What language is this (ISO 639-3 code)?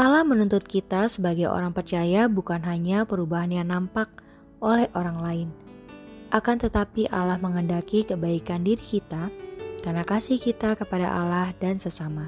ind